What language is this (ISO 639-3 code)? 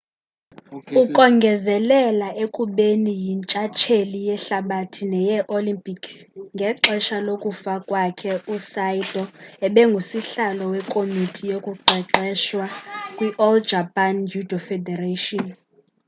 xho